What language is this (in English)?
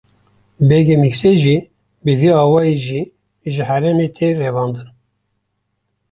Kurdish